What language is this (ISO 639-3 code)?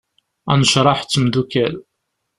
kab